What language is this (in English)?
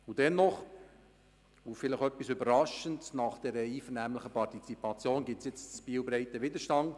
Swiss German